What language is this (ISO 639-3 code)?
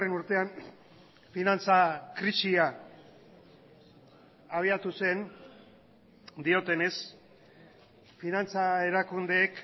eus